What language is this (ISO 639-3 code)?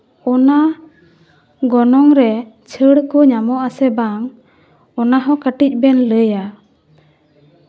sat